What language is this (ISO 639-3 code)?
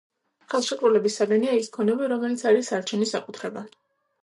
kat